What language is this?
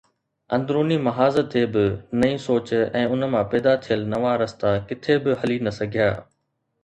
Sindhi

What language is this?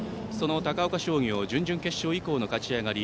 Japanese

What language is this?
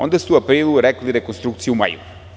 Serbian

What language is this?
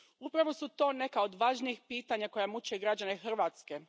Croatian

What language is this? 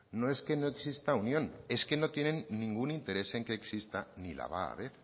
Spanish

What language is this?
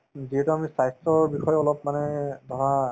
Assamese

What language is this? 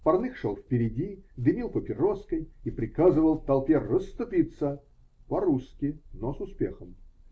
Russian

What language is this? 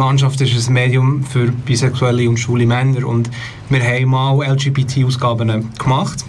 German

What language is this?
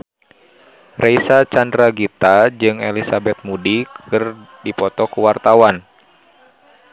Sundanese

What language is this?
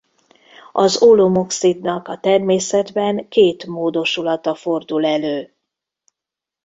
Hungarian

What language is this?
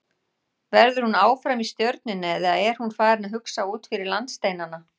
Icelandic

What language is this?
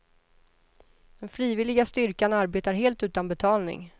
Swedish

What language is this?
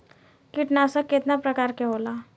Bhojpuri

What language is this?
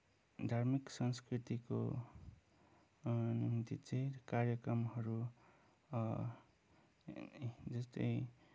Nepali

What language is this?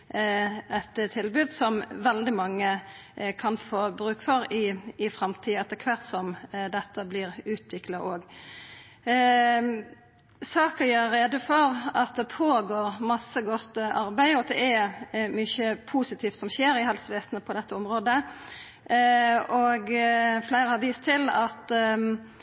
Norwegian Nynorsk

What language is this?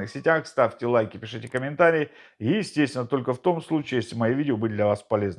Russian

